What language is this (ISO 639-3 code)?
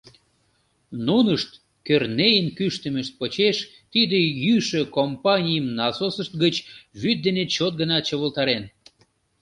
chm